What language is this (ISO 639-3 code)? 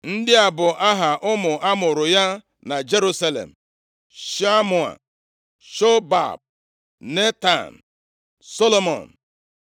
ibo